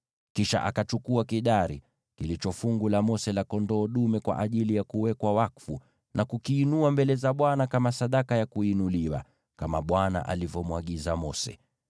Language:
Swahili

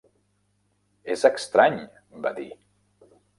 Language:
Catalan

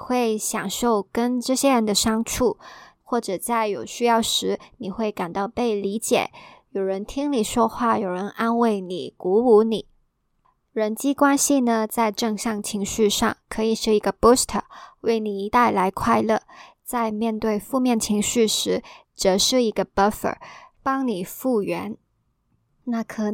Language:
Chinese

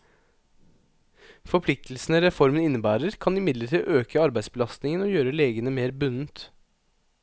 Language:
Norwegian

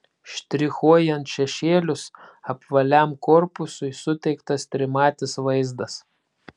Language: Lithuanian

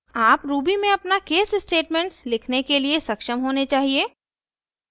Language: Hindi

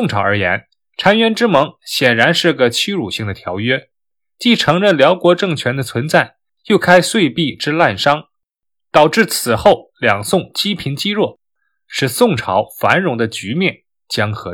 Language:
Chinese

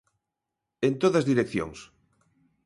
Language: Galician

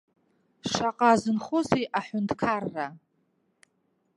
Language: Abkhazian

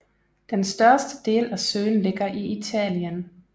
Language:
Danish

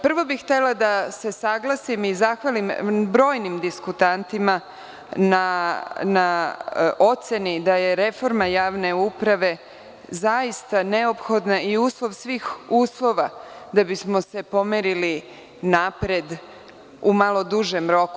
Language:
Serbian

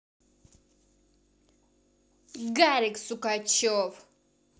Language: Russian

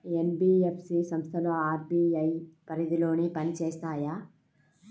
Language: Telugu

